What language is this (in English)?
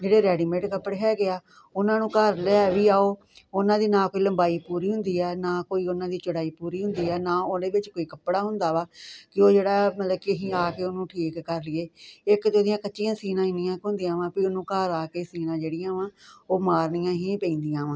Punjabi